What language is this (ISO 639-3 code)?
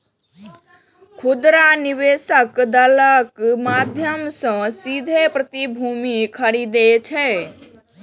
mai